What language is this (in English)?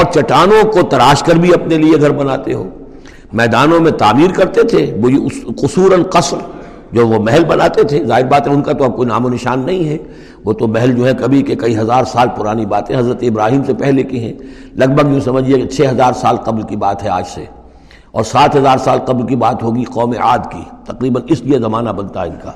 Urdu